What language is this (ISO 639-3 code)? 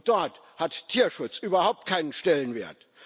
deu